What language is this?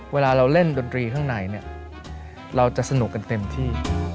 Thai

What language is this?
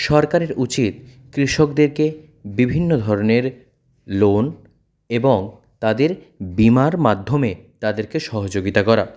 Bangla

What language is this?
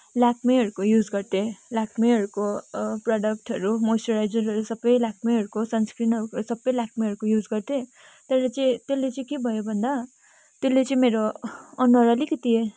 Nepali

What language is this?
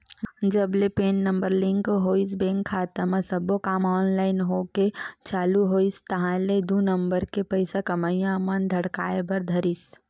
Chhattisgarhi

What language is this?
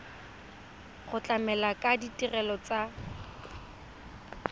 Tswana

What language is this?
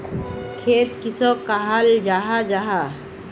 Magahi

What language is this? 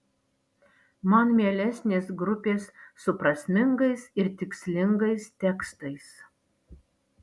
Lithuanian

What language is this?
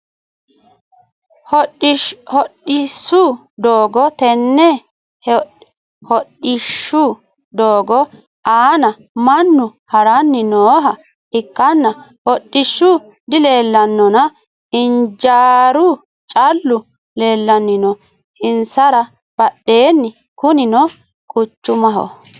Sidamo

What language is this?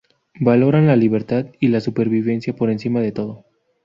Spanish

